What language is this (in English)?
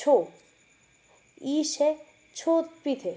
Sindhi